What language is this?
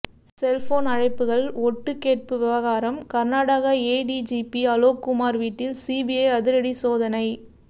Tamil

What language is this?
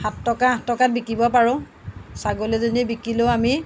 Assamese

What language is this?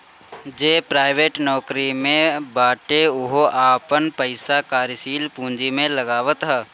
Bhojpuri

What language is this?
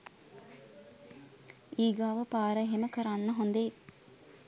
Sinhala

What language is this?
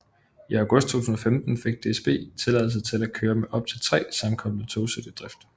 Danish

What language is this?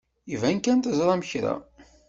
Kabyle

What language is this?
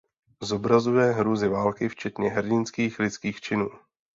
Czech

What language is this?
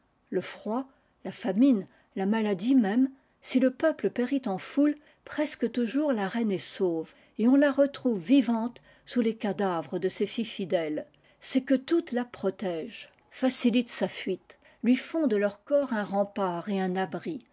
French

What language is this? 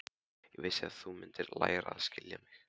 Icelandic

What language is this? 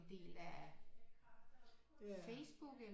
Danish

